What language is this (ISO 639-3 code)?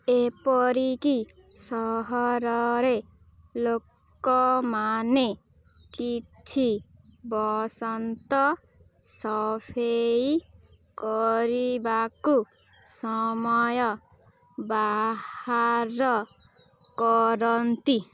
ori